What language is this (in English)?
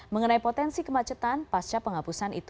Indonesian